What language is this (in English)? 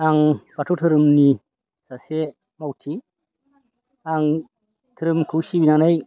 Bodo